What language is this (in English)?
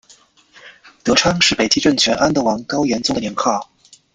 Chinese